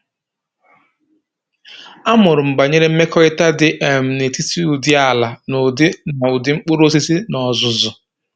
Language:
Igbo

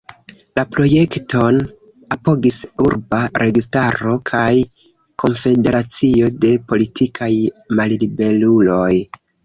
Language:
Esperanto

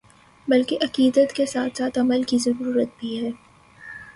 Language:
Urdu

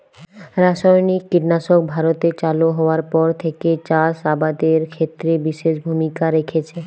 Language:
Bangla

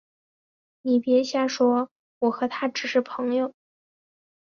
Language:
Chinese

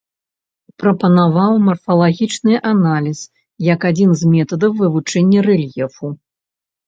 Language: Belarusian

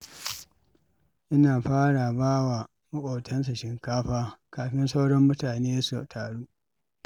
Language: Hausa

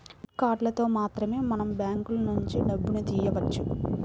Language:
Telugu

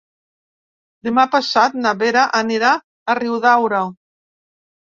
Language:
Catalan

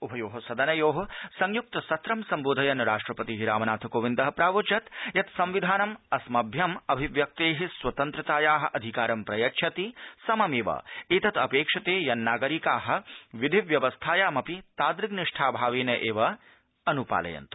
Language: Sanskrit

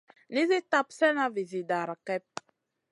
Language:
Masana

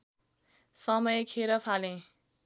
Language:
Nepali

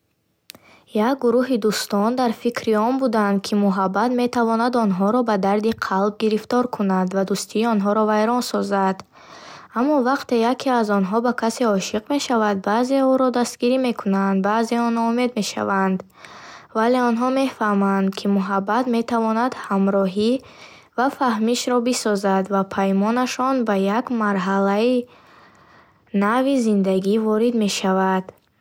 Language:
Bukharic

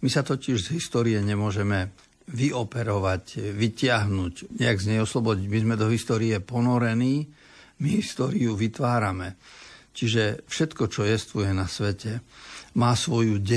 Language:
Slovak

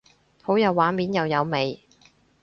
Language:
Cantonese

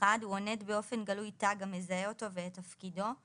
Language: Hebrew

